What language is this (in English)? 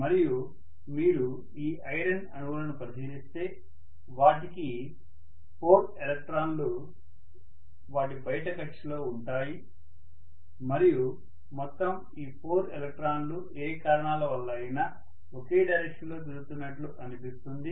Telugu